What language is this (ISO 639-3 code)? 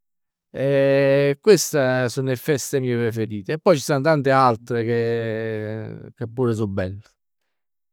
nap